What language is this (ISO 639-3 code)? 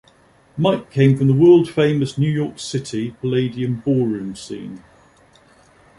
eng